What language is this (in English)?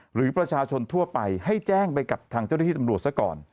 Thai